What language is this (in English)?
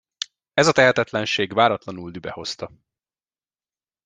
Hungarian